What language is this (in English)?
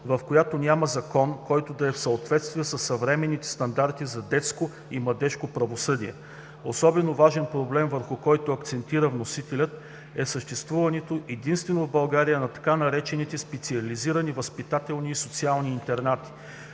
Bulgarian